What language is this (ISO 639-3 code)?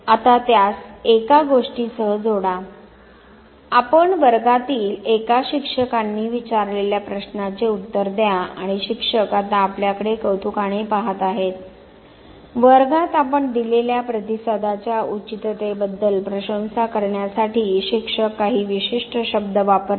mar